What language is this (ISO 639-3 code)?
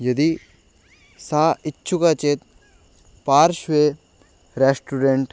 san